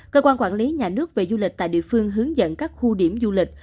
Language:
Vietnamese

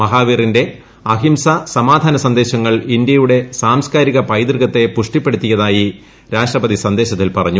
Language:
Malayalam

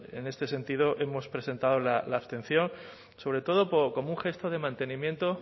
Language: Spanish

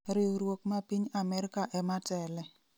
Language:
Luo (Kenya and Tanzania)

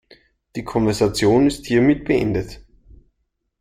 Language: German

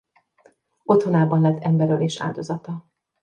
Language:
Hungarian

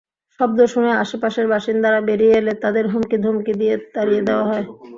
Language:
Bangla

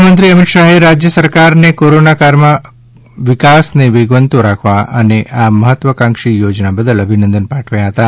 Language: Gujarati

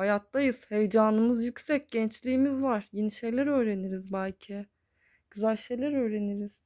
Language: Turkish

